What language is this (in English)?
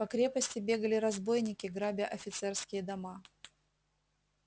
Russian